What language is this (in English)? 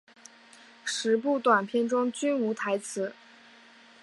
Chinese